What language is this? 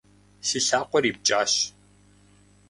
Kabardian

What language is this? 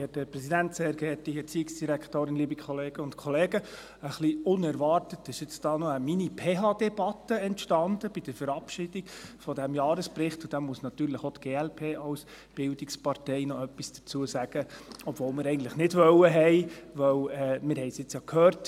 Swiss German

